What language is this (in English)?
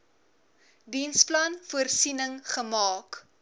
Afrikaans